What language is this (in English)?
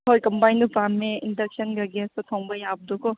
Manipuri